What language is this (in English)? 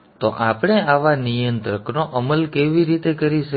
Gujarati